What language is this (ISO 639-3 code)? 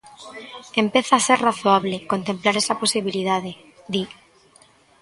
glg